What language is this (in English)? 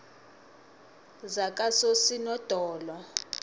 South Ndebele